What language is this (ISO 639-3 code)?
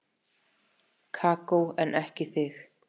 isl